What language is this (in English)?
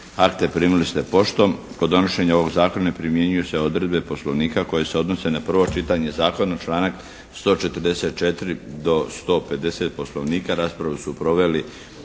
Croatian